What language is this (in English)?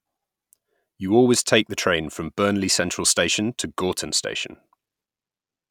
English